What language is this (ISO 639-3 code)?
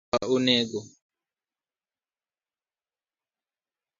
luo